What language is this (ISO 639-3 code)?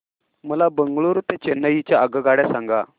mar